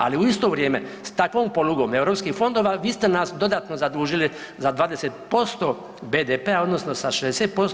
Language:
Croatian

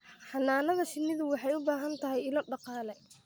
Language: Somali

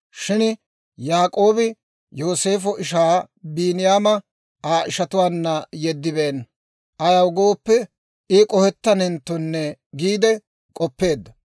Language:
Dawro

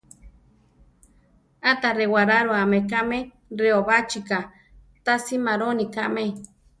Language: Central Tarahumara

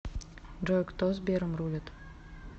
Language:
Russian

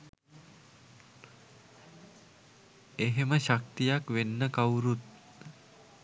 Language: Sinhala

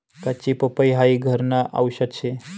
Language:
Marathi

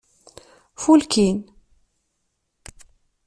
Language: Kabyle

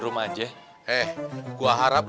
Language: Indonesian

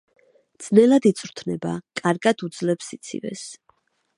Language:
Georgian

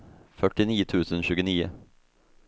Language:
Swedish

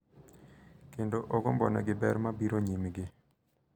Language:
Luo (Kenya and Tanzania)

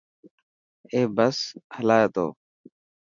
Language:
Dhatki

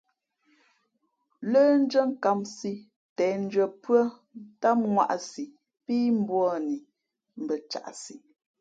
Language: Fe'fe'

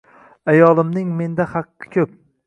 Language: Uzbek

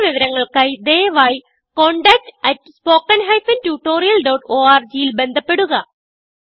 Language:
Malayalam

